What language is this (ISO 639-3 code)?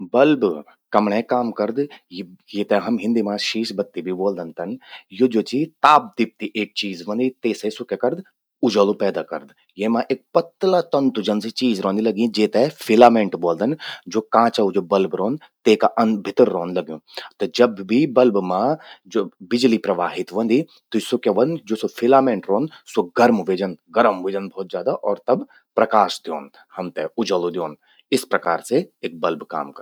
gbm